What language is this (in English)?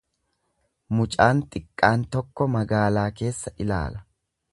Oromo